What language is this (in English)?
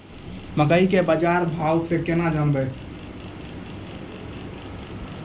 Maithili